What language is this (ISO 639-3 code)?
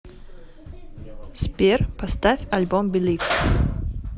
rus